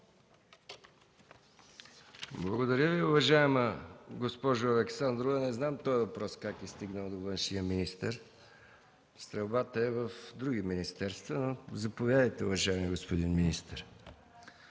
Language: Bulgarian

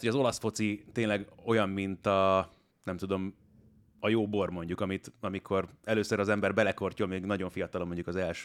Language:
Hungarian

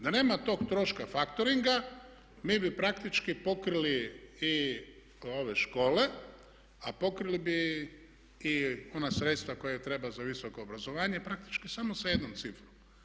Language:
Croatian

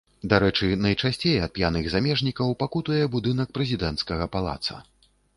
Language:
Belarusian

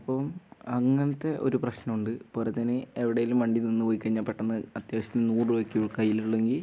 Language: Malayalam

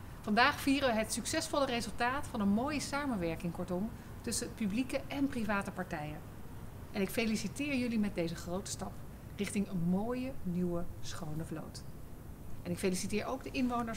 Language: Dutch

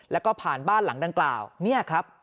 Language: Thai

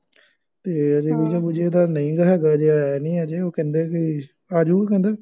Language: Punjabi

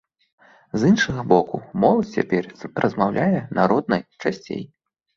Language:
Belarusian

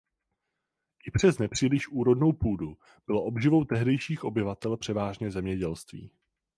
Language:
Czech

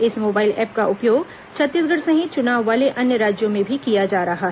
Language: Hindi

